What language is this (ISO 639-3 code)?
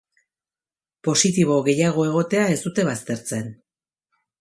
eus